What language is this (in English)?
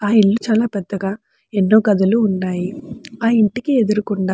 Telugu